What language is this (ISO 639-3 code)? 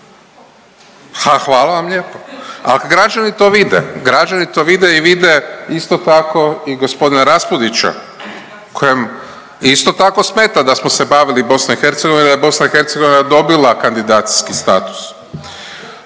hrv